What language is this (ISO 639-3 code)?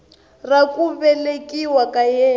tso